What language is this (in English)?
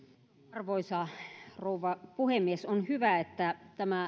Finnish